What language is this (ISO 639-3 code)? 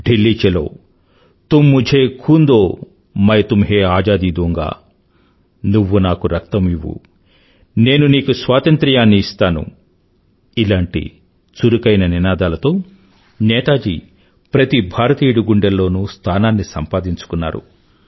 tel